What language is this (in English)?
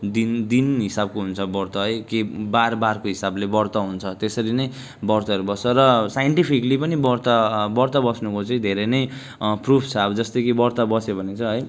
Nepali